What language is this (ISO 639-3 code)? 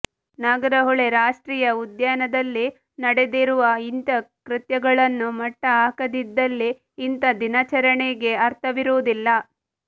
kan